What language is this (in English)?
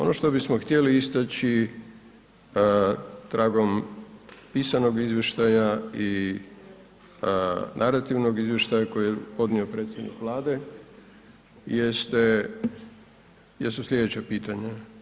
Croatian